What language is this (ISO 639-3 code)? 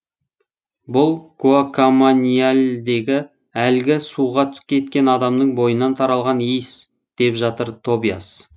kaz